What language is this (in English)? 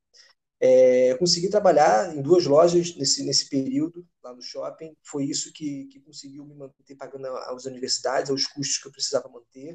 Portuguese